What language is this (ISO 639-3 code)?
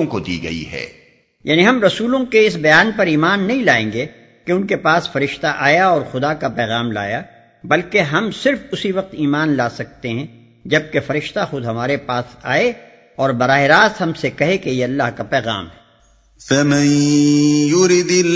urd